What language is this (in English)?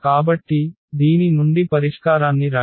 Telugu